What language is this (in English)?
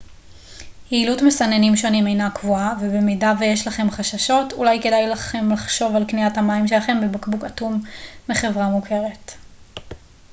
Hebrew